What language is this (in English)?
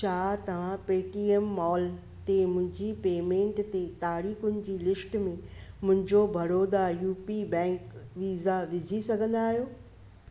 Sindhi